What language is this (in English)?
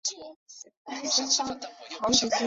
Chinese